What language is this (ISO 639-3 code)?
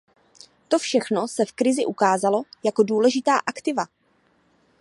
ces